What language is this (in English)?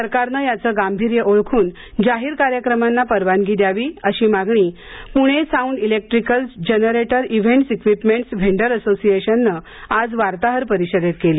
Marathi